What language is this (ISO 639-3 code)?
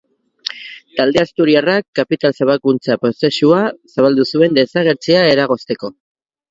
eus